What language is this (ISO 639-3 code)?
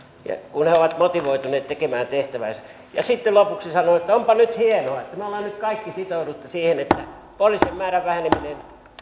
fin